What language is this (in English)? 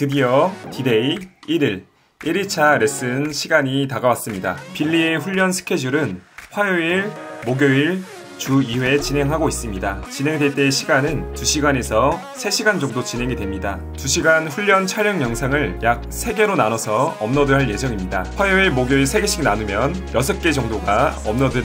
Korean